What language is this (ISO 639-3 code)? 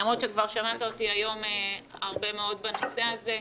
heb